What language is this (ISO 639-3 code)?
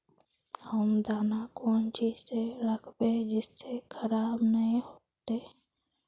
mag